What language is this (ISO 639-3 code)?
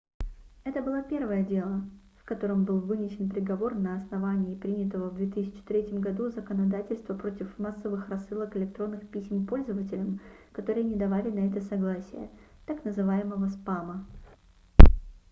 rus